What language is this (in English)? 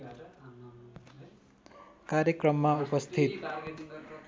Nepali